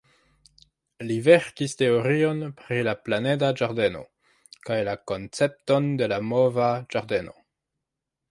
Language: Esperanto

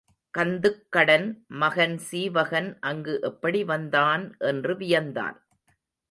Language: Tamil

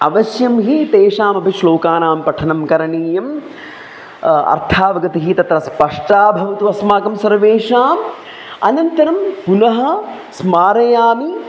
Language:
Sanskrit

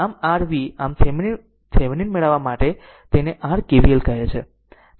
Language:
Gujarati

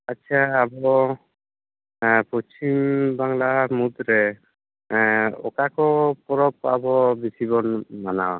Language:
Santali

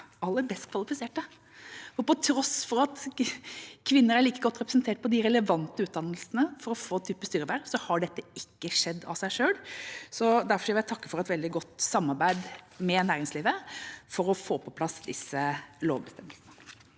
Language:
Norwegian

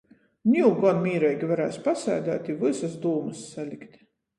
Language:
Latgalian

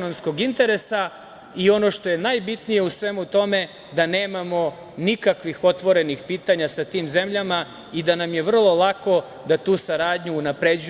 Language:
Serbian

